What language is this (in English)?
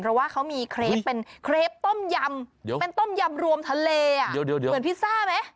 Thai